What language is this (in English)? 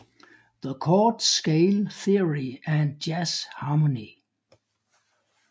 Danish